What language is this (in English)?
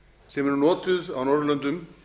Icelandic